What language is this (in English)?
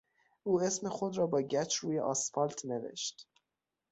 Persian